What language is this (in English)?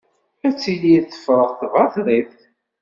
Kabyle